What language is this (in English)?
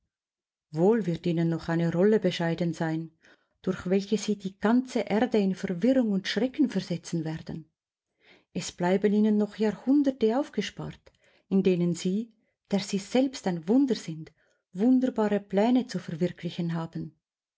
German